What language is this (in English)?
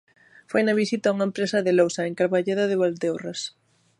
Galician